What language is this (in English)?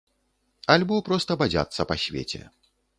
Belarusian